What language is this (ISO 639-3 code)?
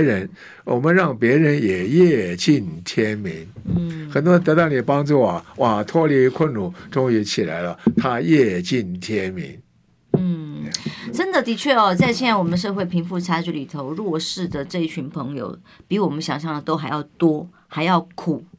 zho